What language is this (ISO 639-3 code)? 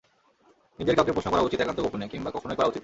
ben